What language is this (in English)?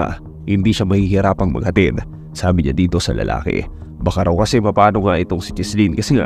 Filipino